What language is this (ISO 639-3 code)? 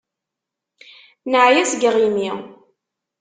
kab